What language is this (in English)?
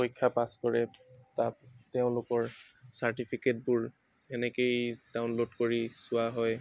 Assamese